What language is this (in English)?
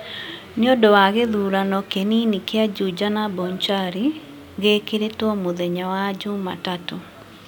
Kikuyu